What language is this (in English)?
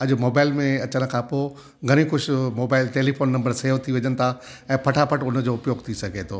Sindhi